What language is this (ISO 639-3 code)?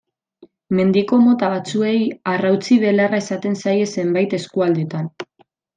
eus